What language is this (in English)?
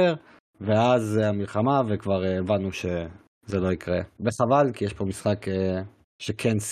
Hebrew